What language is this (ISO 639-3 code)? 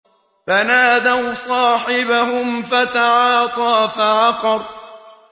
ara